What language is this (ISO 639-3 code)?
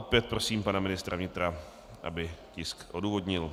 ces